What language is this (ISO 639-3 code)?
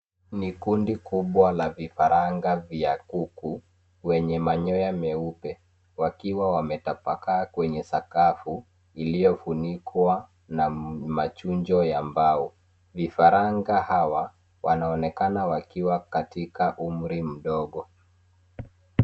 swa